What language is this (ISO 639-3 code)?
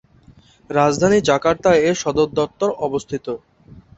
ben